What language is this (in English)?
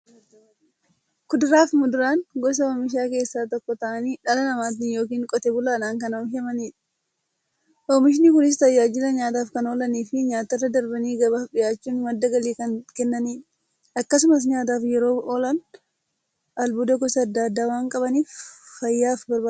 Oromo